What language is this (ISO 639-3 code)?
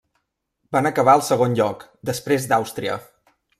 cat